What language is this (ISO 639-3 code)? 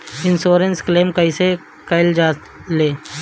bho